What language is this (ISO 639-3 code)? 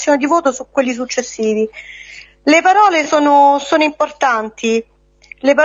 ita